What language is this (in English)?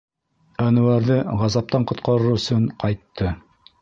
Bashkir